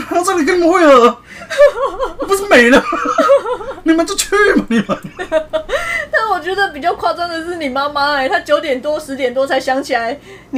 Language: Chinese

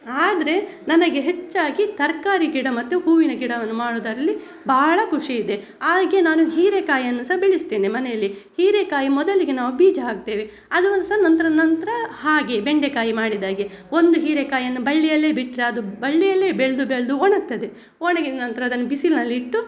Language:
Kannada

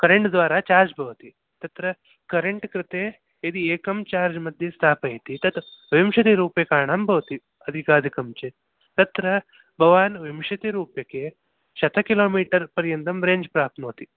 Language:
Sanskrit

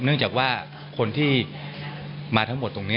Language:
Thai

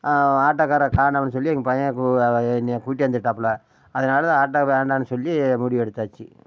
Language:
Tamil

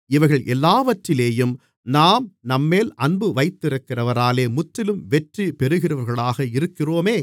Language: Tamil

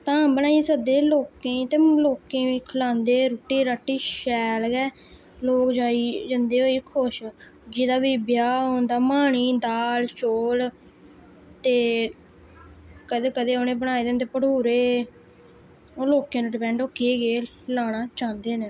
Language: Dogri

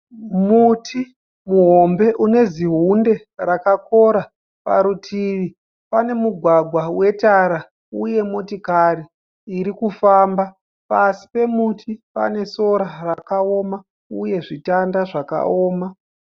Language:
Shona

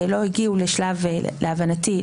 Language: Hebrew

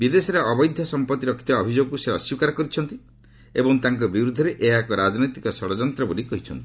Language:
Odia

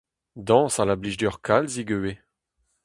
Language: Breton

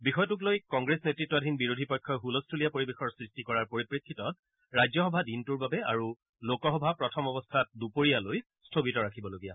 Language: Assamese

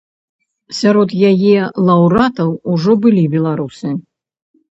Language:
Belarusian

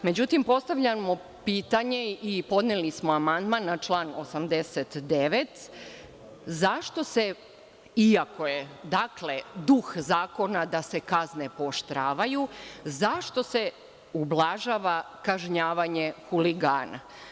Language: Serbian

